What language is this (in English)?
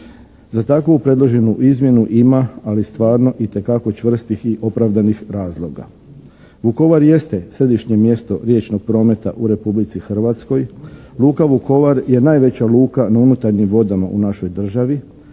Croatian